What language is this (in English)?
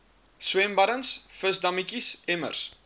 Afrikaans